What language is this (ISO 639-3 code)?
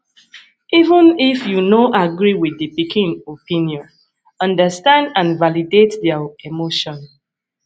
pcm